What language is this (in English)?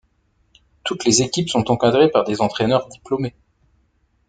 French